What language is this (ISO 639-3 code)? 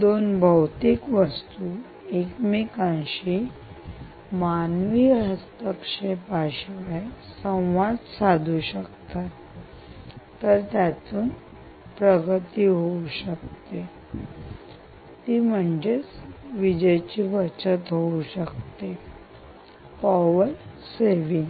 mar